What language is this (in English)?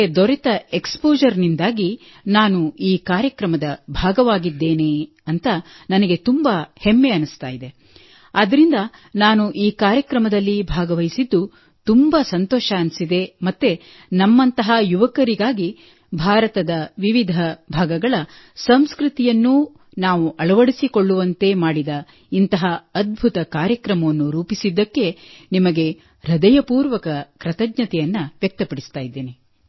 Kannada